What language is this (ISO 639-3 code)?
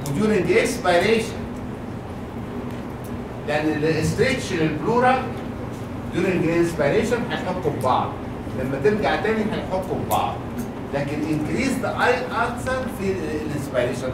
ara